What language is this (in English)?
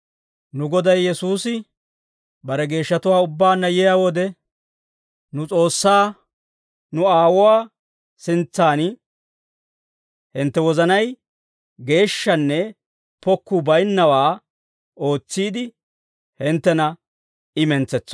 Dawro